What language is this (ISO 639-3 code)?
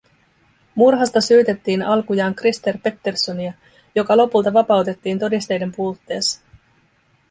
fin